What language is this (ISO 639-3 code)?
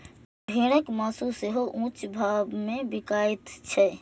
mai